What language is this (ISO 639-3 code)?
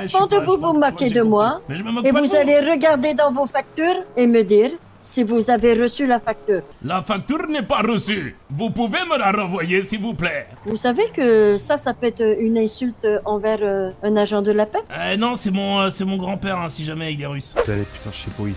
fra